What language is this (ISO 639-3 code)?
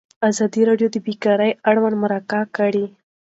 pus